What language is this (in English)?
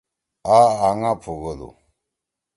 Torwali